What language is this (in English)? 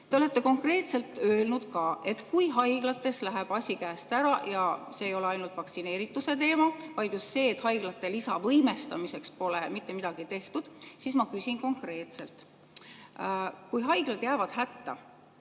Estonian